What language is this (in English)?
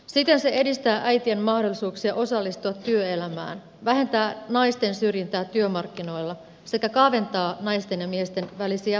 Finnish